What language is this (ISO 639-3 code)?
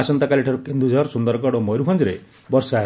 ori